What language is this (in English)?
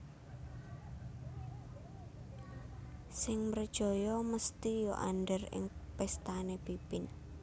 Javanese